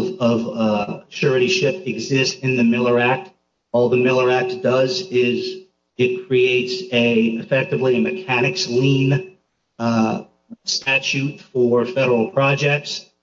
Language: English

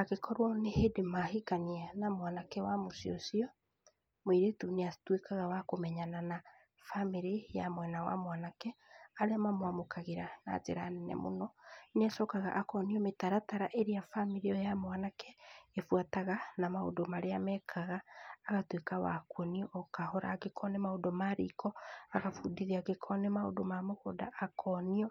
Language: Kikuyu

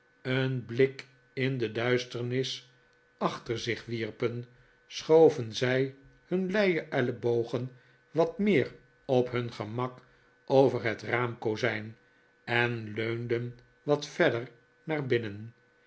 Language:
Dutch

